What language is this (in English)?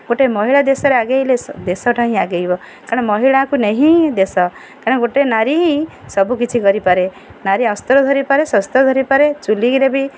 Odia